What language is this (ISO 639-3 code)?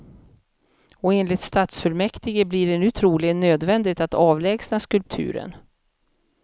swe